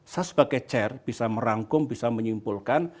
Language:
Indonesian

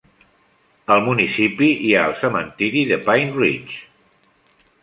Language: Catalan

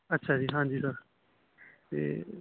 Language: Punjabi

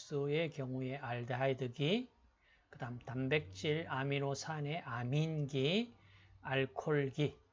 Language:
Korean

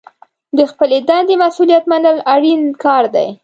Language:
Pashto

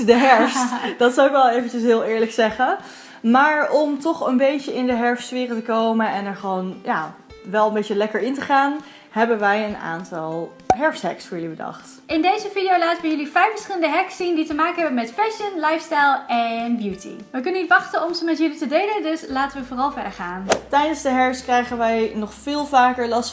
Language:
Dutch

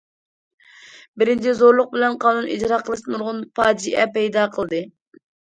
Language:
Uyghur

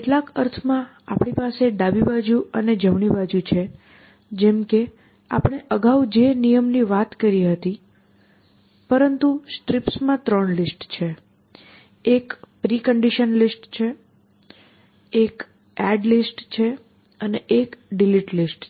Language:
Gujarati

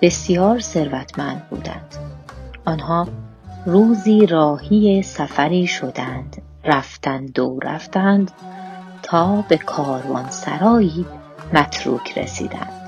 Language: Persian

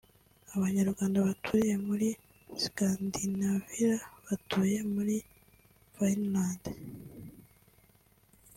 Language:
Kinyarwanda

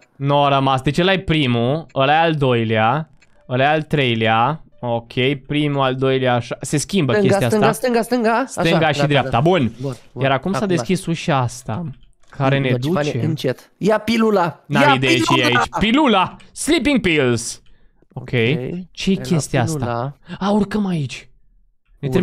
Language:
Romanian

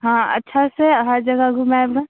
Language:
Maithili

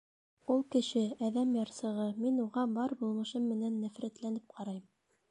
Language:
Bashkir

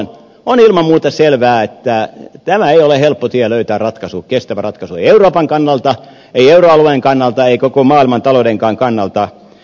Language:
Finnish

